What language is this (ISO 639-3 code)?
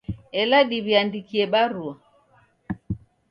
dav